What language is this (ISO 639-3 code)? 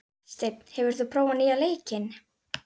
isl